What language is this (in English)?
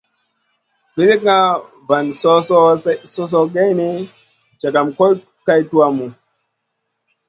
Masana